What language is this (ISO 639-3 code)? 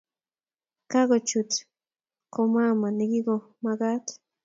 kln